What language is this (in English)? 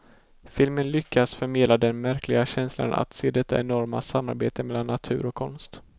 Swedish